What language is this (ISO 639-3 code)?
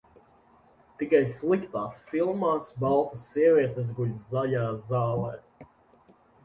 lav